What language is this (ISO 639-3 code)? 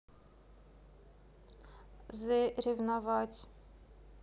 rus